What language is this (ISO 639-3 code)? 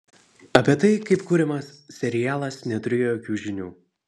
lit